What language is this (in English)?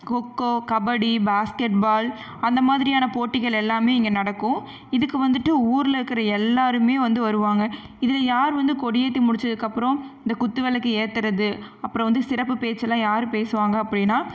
Tamil